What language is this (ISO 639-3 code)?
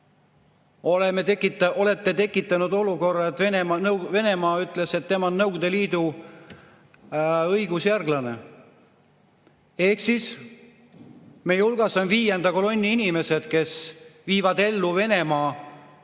est